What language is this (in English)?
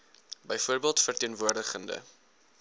Afrikaans